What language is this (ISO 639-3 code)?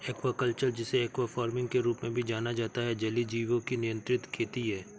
hin